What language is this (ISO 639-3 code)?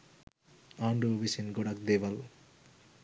sin